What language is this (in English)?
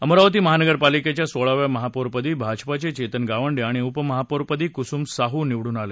Marathi